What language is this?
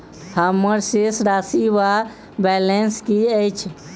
Maithili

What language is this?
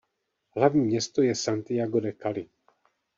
Czech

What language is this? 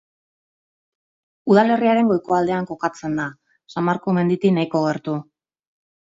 Basque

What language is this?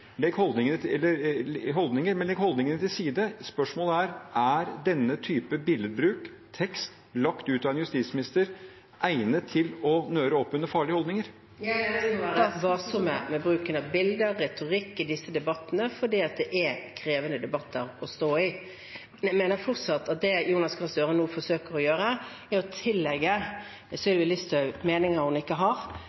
Norwegian Bokmål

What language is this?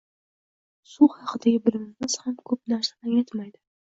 Uzbek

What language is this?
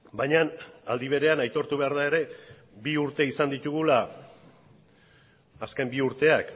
Basque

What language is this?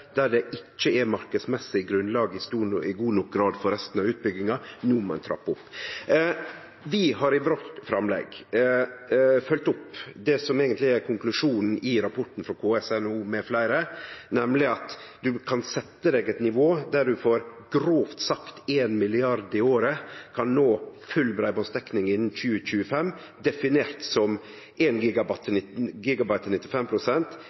Norwegian Nynorsk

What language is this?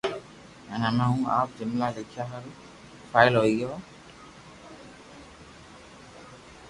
Loarki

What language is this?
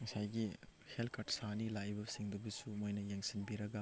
Manipuri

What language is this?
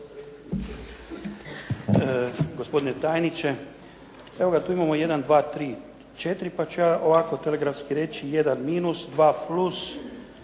Croatian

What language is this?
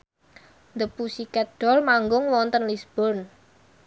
Javanese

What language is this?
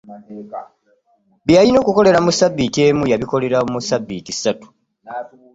Ganda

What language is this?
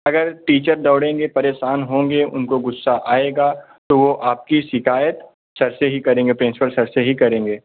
Hindi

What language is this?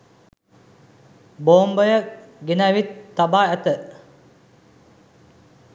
Sinhala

